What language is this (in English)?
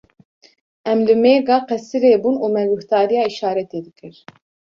Kurdish